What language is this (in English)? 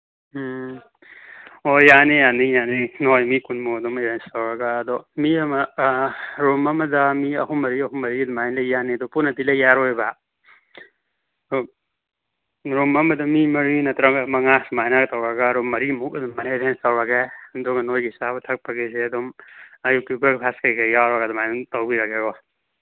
Manipuri